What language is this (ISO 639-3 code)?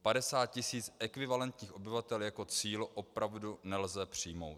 ces